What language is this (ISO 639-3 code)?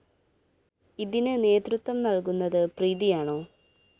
mal